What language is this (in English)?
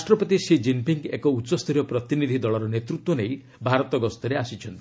Odia